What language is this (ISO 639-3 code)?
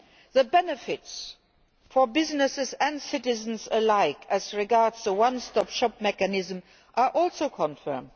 eng